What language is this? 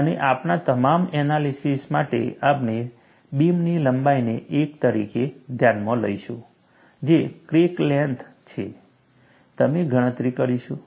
Gujarati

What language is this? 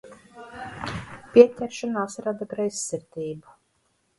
Latvian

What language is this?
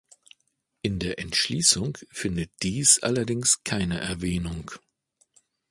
German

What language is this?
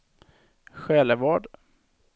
Swedish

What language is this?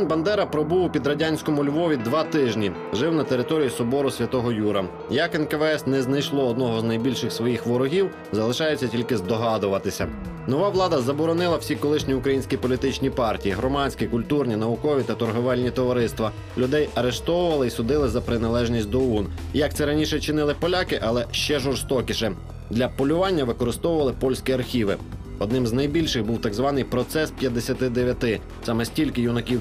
Ukrainian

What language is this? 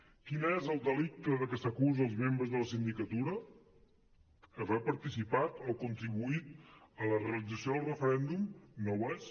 Catalan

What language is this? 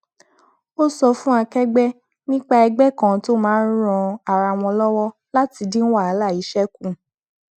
Yoruba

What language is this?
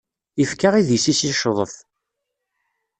Kabyle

